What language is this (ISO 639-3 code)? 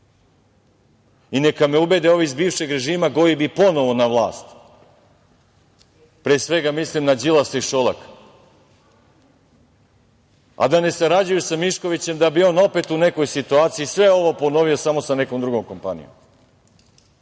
srp